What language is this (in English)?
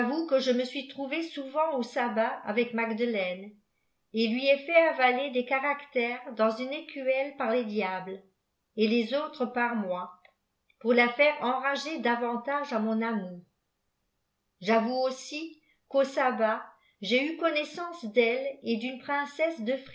French